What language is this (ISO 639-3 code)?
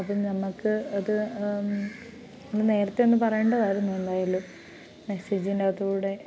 mal